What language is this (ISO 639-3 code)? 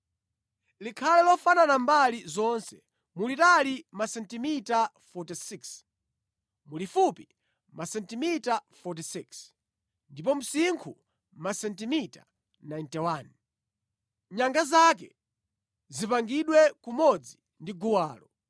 nya